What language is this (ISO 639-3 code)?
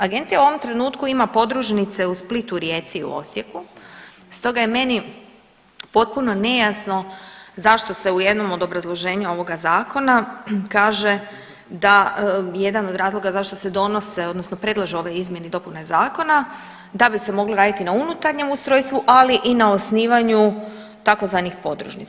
hrv